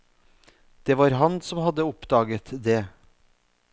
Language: Norwegian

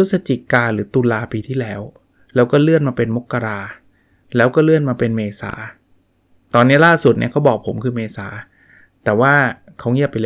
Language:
Thai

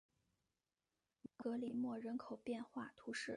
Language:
Chinese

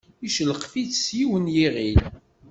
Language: Kabyle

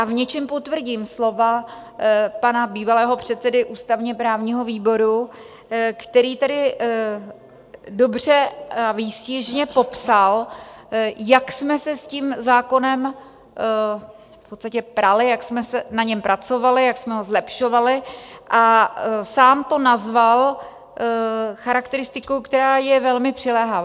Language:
Czech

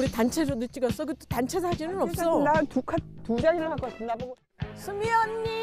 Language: Korean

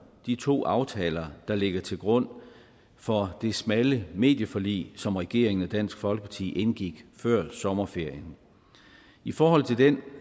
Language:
Danish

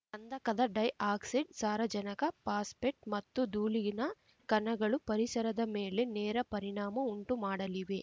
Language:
Kannada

